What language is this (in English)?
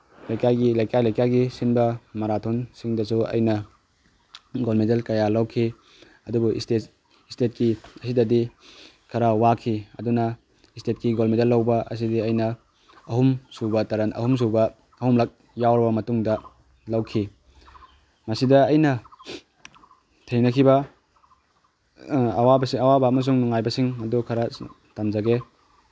Manipuri